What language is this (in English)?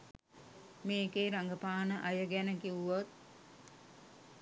Sinhala